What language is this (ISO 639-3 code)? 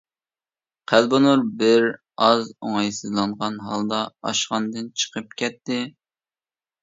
uig